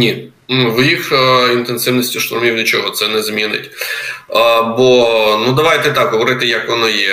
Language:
Ukrainian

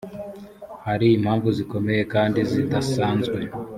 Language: Kinyarwanda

